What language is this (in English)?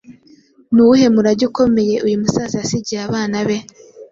Kinyarwanda